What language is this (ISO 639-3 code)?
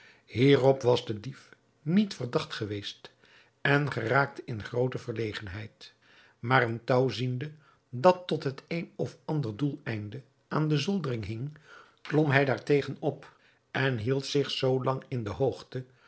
nld